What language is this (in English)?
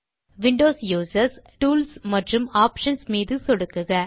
Tamil